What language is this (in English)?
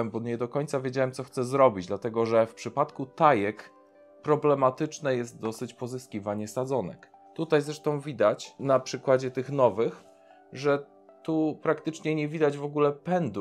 Polish